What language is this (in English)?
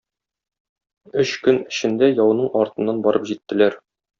Tatar